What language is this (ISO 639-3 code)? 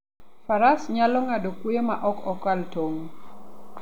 luo